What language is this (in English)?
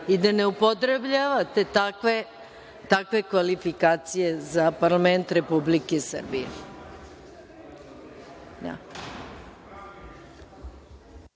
Serbian